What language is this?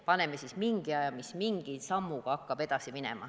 Estonian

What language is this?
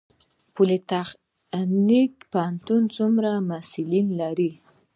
Pashto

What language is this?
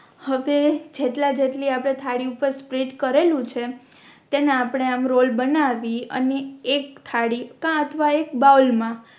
Gujarati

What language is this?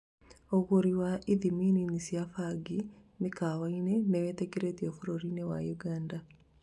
Kikuyu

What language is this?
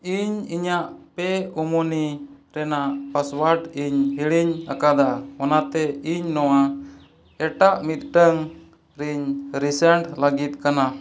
Santali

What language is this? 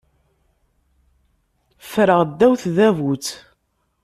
Kabyle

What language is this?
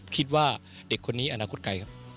Thai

